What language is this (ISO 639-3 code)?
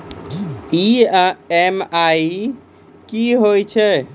mai